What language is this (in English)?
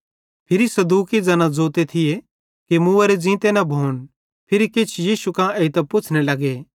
Bhadrawahi